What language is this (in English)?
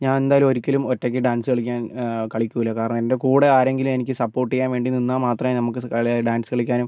Malayalam